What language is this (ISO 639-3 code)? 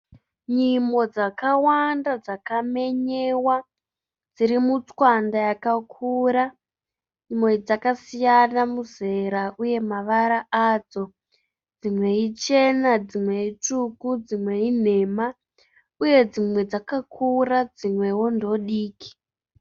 sna